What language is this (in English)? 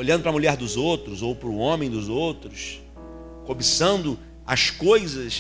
Portuguese